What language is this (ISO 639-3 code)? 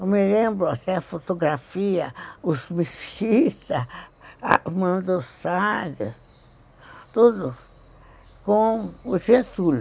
por